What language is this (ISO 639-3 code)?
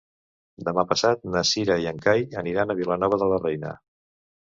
cat